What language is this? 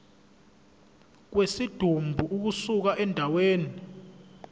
Zulu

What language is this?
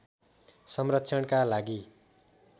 Nepali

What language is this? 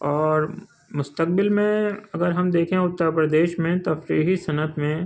Urdu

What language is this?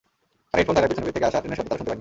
Bangla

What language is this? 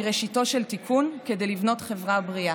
Hebrew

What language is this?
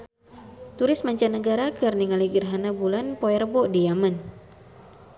Sundanese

